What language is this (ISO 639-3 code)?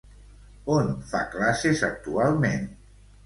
cat